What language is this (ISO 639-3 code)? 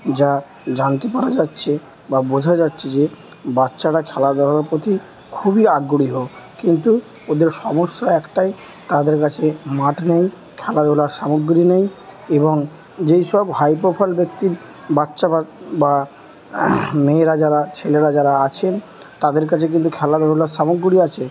ben